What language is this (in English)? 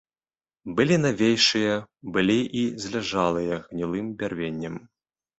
Belarusian